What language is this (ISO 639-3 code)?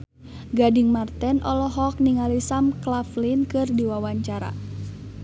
sun